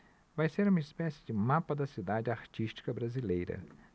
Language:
Portuguese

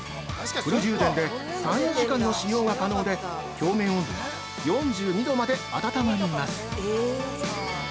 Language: Japanese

